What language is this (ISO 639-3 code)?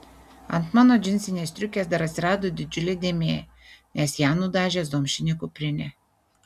lit